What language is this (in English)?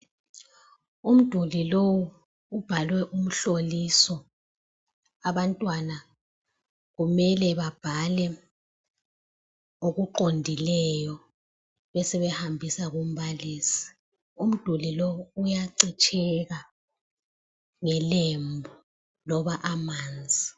North Ndebele